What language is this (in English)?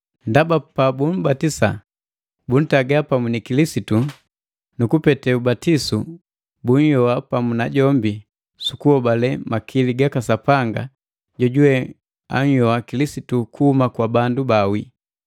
Matengo